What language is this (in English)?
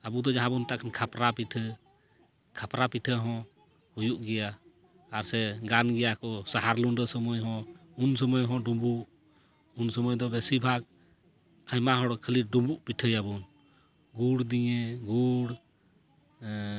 Santali